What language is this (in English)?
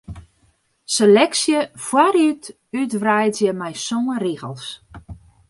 Western Frisian